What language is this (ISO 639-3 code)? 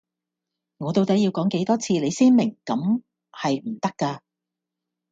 yue